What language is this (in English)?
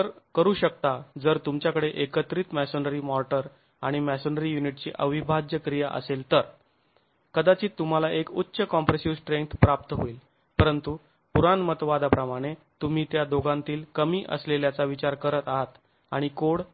Marathi